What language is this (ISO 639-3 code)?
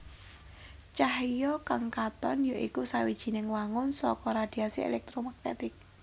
jav